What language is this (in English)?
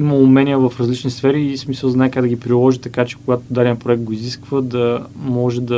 Bulgarian